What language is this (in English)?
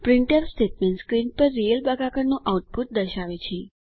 Gujarati